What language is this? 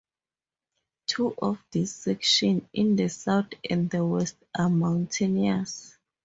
English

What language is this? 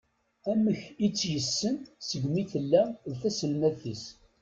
Kabyle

